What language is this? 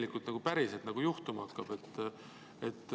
Estonian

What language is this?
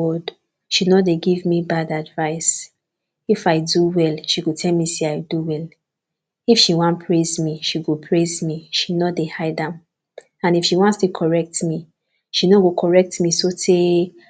Nigerian Pidgin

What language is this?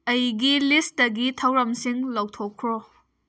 Manipuri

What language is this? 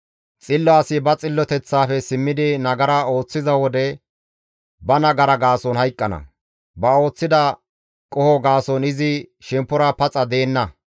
Gamo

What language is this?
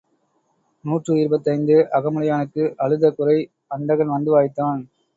Tamil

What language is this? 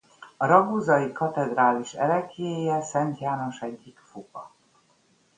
Hungarian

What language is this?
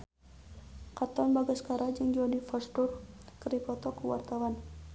Sundanese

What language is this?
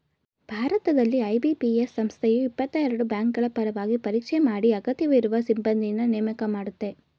Kannada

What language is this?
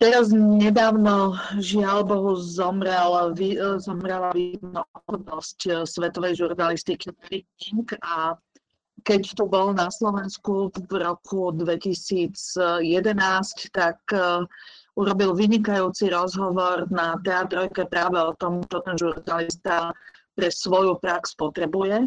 Slovak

